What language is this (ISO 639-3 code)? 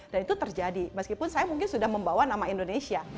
ind